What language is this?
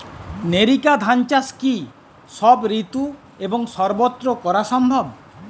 Bangla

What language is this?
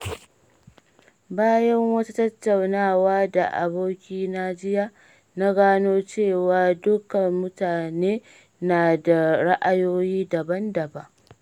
Hausa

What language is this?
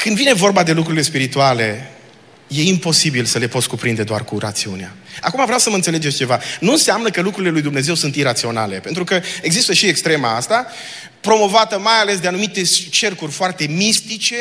Romanian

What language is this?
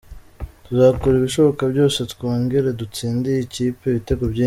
Kinyarwanda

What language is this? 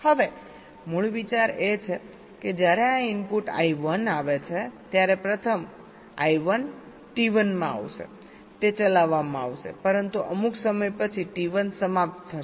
Gujarati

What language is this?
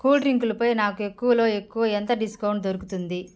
Telugu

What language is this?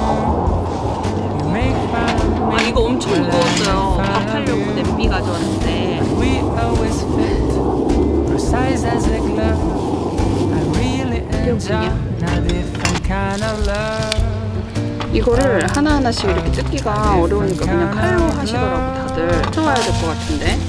Korean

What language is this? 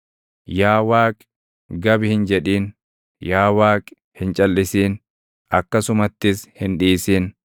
Oromo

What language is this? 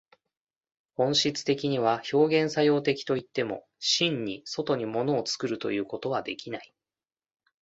Japanese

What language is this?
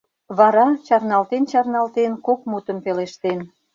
Mari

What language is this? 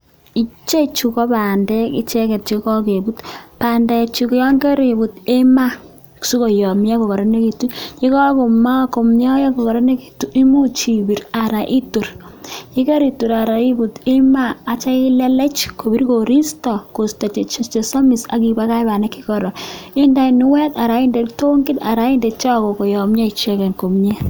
Kalenjin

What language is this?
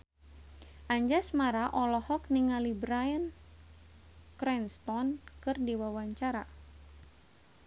Sundanese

